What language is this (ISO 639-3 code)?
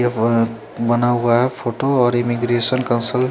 hin